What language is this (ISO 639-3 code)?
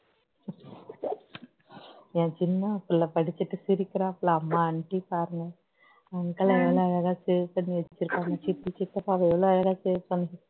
tam